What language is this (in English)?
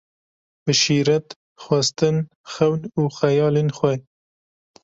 Kurdish